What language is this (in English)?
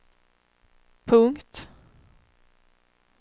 Swedish